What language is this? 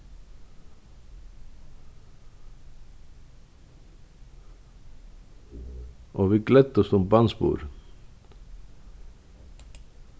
Faroese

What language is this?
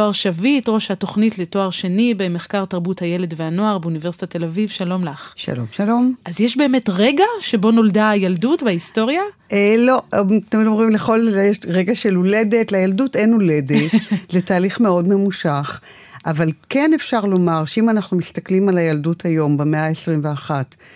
Hebrew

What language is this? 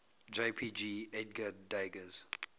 English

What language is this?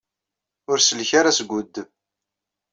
Kabyle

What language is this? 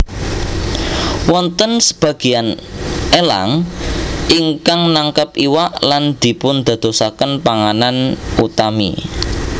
Javanese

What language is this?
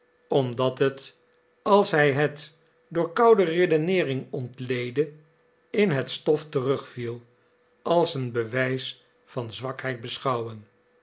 Dutch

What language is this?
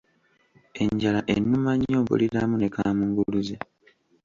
Ganda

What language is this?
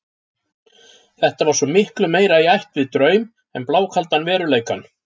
Icelandic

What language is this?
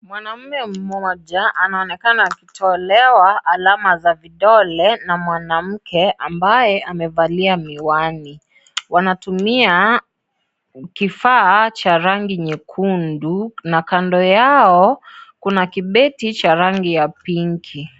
Swahili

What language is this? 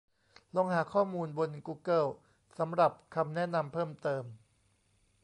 Thai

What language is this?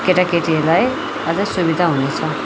Nepali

